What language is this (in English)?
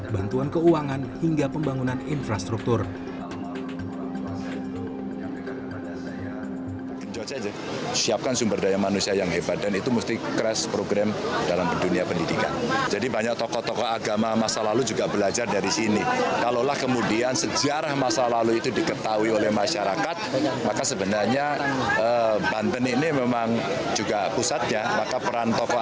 Indonesian